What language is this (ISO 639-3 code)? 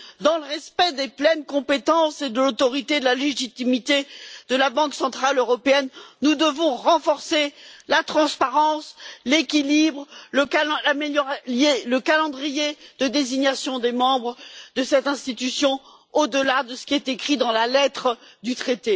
fra